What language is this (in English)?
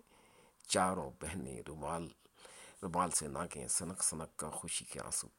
Urdu